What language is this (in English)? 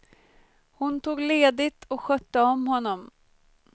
Swedish